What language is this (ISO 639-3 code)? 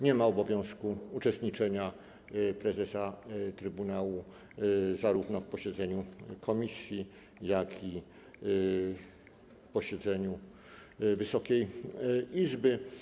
pol